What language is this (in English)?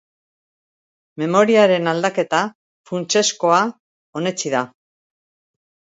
Basque